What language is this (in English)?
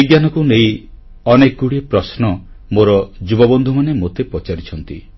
Odia